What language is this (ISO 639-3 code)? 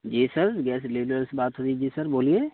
urd